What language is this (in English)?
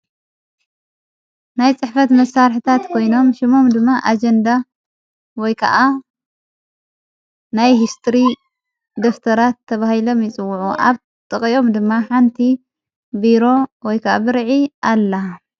Tigrinya